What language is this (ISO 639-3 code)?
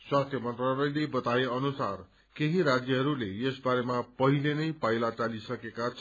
nep